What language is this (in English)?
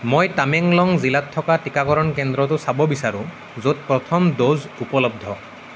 Assamese